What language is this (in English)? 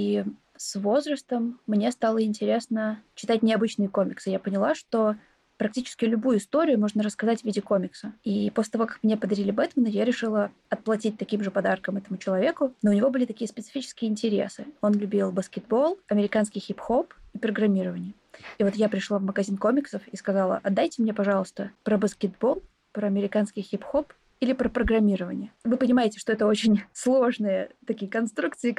Russian